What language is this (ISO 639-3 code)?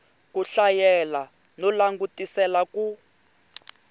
tso